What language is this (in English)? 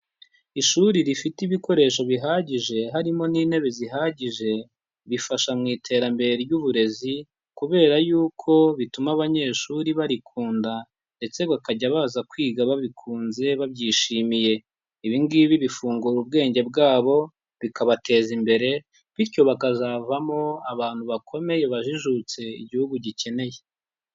Kinyarwanda